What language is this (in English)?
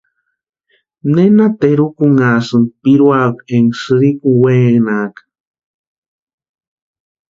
Western Highland Purepecha